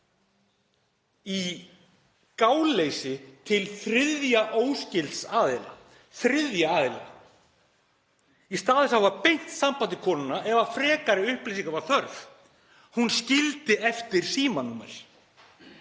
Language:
Icelandic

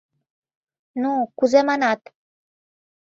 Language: Mari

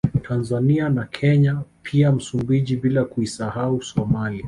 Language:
Swahili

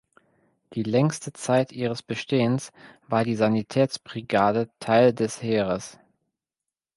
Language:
German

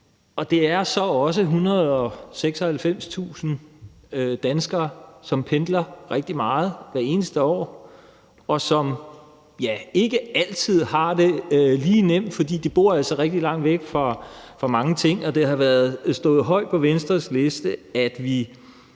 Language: Danish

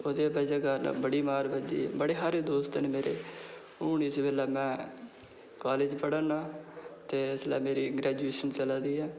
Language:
Dogri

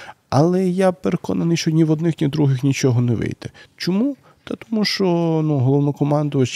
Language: Ukrainian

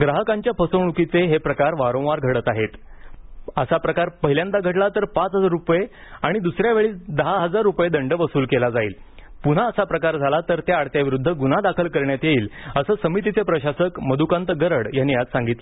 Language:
Marathi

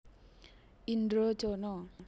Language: Javanese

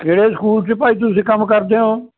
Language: Punjabi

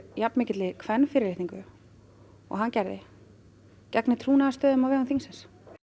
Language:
Icelandic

